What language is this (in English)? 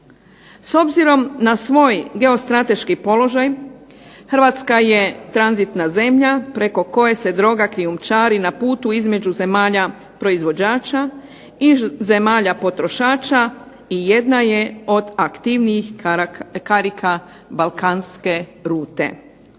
Croatian